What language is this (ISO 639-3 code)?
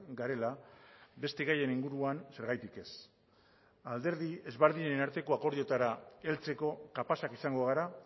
eus